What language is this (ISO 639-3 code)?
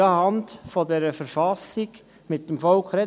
gsw